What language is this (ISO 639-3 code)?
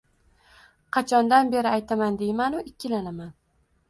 uzb